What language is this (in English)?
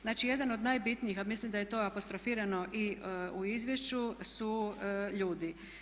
Croatian